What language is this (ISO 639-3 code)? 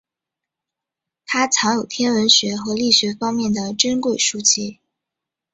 zho